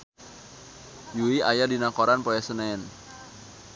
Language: Sundanese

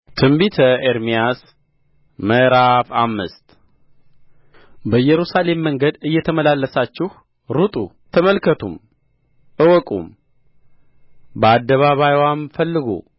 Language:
Amharic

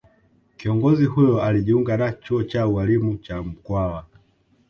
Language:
Swahili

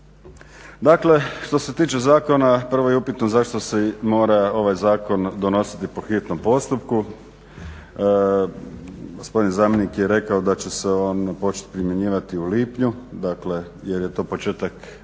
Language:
Croatian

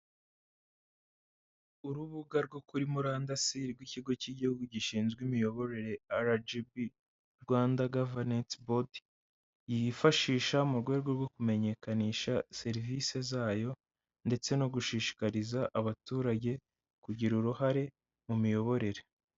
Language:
Kinyarwanda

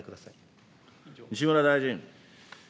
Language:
Japanese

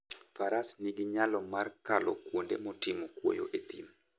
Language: Luo (Kenya and Tanzania)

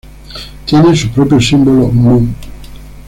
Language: Spanish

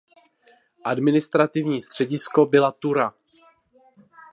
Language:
Czech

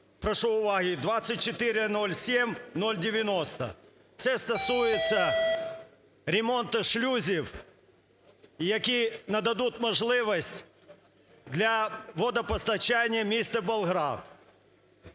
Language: Ukrainian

